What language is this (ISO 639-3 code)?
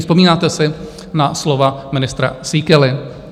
ces